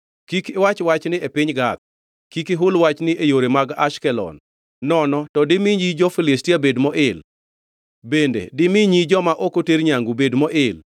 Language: Luo (Kenya and Tanzania)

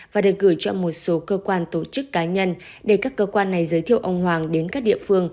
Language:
Vietnamese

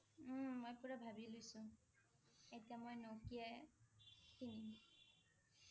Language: Assamese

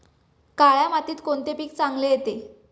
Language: Marathi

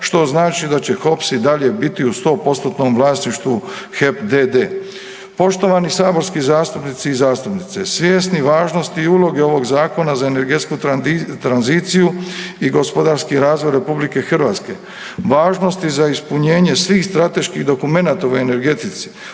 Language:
Croatian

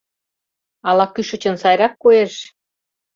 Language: Mari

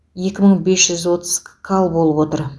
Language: Kazakh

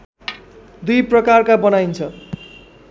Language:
Nepali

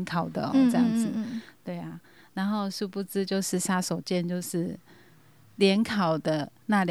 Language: Chinese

